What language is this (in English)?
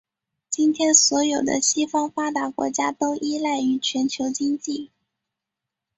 Chinese